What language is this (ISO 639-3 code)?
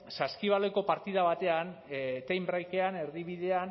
eus